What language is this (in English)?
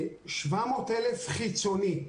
Hebrew